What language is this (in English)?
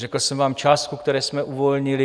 Czech